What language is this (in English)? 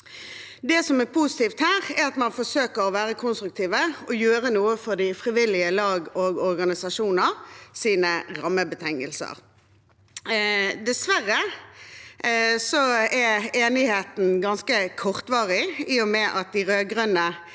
Norwegian